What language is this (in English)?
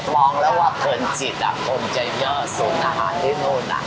Thai